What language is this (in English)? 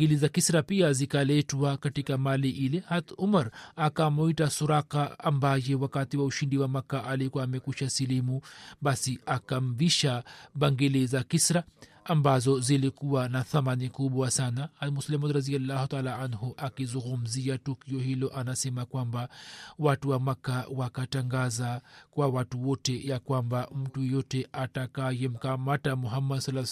Swahili